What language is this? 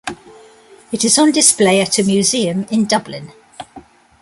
English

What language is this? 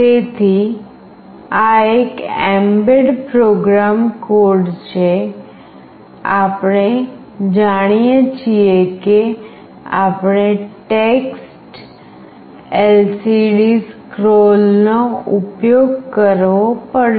Gujarati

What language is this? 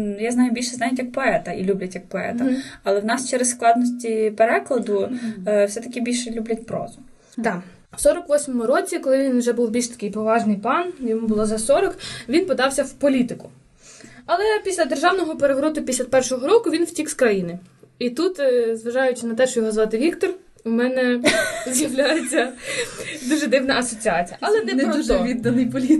Ukrainian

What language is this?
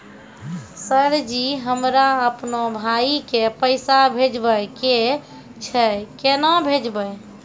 Maithili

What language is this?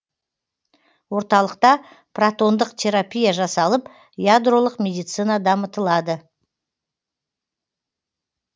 Kazakh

